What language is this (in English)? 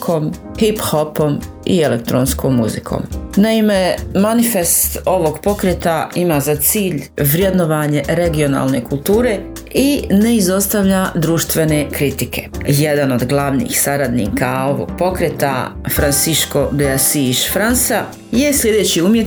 Croatian